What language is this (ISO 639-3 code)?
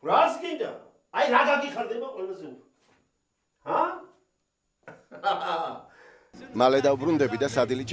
tur